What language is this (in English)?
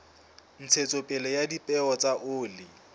Southern Sotho